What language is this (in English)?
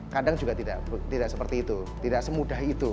Indonesian